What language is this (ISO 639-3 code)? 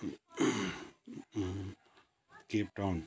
nep